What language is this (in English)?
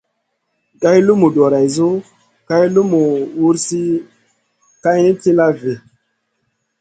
Masana